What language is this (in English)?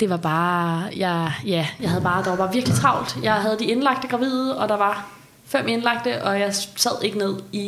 Danish